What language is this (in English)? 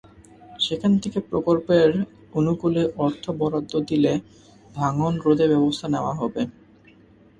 Bangla